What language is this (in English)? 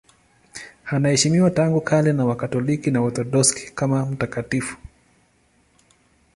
Swahili